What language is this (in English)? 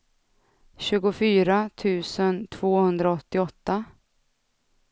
Swedish